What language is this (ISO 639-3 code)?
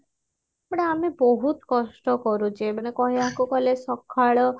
ori